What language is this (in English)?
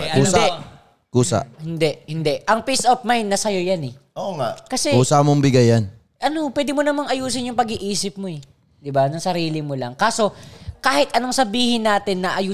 Filipino